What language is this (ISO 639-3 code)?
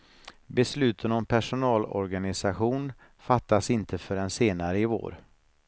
swe